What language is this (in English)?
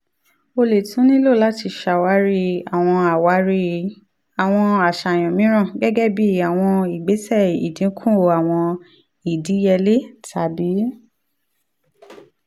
Yoruba